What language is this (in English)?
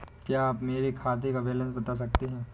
Hindi